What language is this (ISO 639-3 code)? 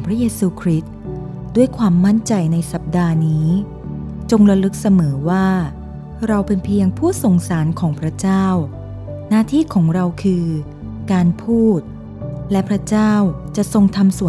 tha